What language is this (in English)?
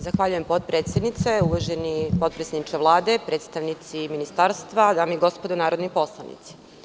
Serbian